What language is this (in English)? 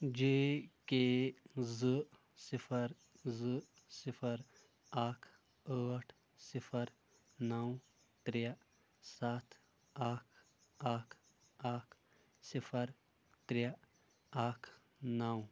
Kashmiri